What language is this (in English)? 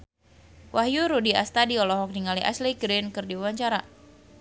Sundanese